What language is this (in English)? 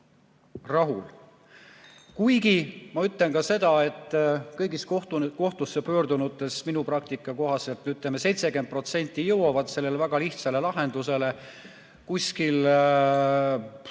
Estonian